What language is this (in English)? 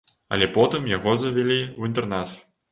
Belarusian